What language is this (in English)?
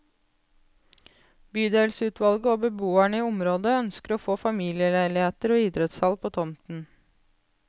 Norwegian